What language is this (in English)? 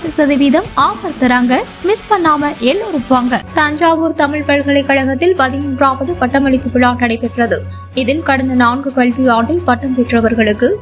Thai